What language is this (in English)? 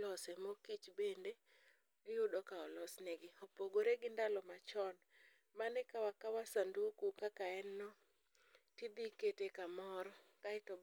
Luo (Kenya and Tanzania)